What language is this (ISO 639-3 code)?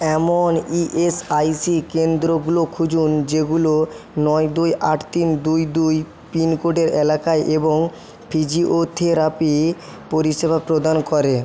ben